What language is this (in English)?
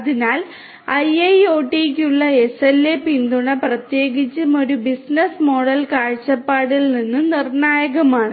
Malayalam